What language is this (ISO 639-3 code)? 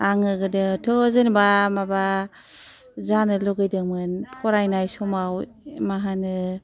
brx